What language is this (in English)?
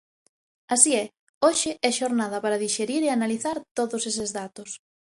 Galician